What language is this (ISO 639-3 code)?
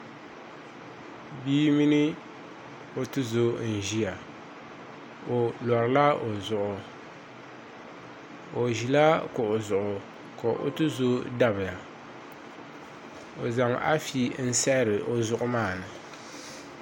dag